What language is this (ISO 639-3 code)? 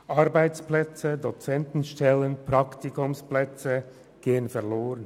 gsw